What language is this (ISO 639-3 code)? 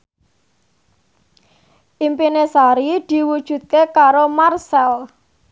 jav